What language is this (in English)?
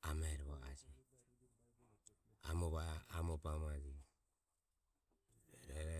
Ömie